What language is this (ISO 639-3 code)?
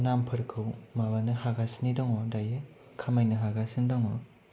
brx